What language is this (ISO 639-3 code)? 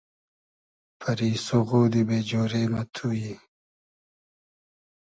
haz